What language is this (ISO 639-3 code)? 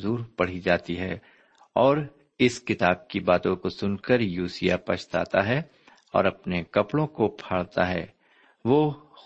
urd